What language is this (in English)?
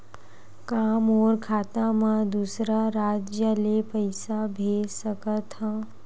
Chhattisgarhi